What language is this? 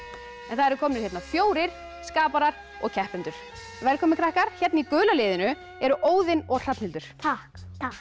Icelandic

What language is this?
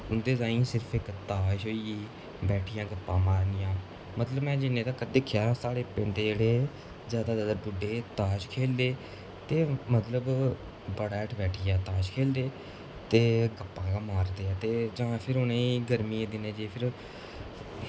Dogri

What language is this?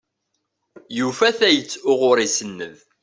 Kabyle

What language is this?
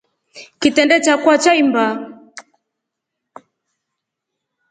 Rombo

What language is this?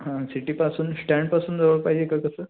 Marathi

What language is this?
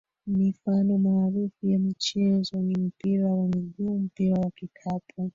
Swahili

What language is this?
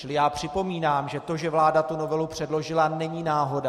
Czech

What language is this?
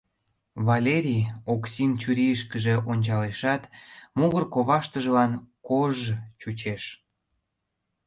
Mari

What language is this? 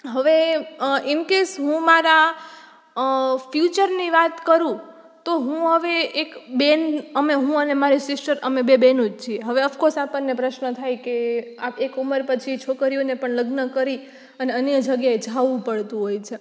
Gujarati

